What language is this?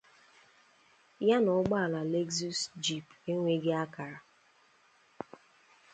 Igbo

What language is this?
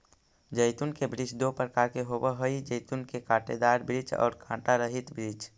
Magahi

